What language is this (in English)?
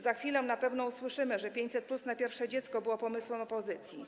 Polish